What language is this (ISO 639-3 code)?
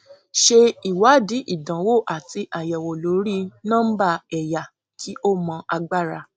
yor